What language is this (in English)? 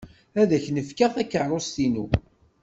Kabyle